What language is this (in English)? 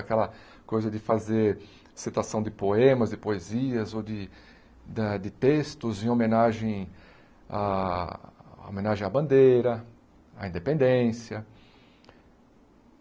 Portuguese